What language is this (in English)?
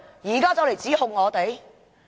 Cantonese